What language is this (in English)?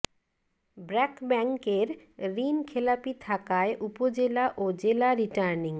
Bangla